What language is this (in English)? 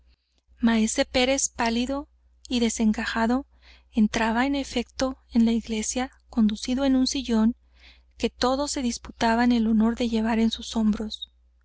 Spanish